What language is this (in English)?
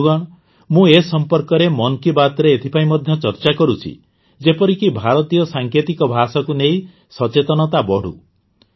Odia